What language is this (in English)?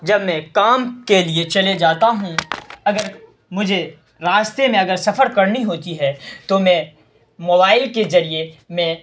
Urdu